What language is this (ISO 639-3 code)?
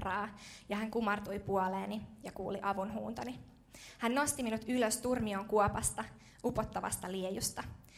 fin